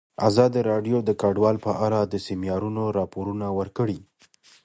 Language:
Pashto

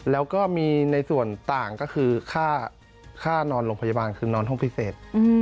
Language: Thai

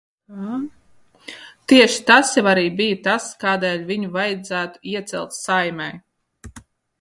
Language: Latvian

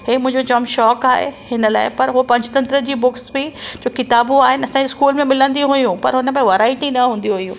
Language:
Sindhi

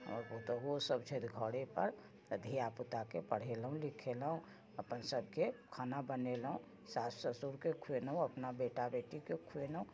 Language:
Maithili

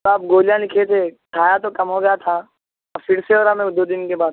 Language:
Urdu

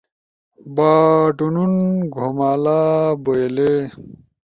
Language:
Ushojo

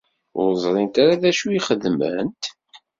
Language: Kabyle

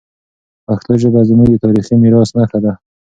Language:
Pashto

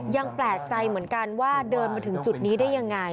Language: Thai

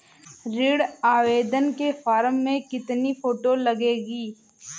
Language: Hindi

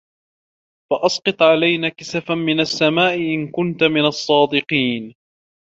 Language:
Arabic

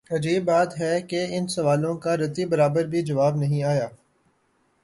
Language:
Urdu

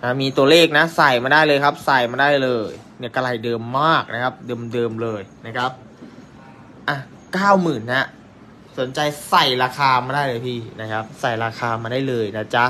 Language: Thai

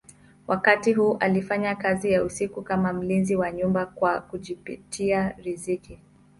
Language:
Swahili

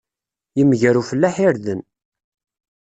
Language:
Kabyle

